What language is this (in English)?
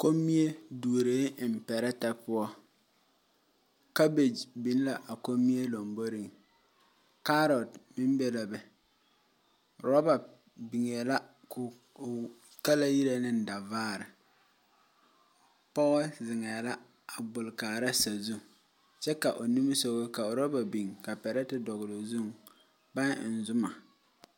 Southern Dagaare